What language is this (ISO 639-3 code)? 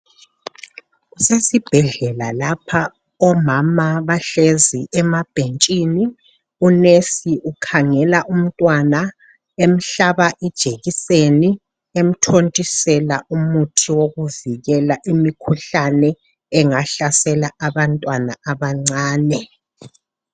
nde